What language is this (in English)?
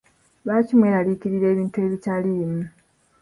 Ganda